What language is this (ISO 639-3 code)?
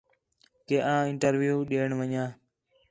xhe